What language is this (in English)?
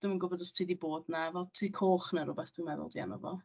Welsh